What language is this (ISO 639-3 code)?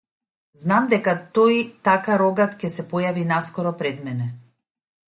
mkd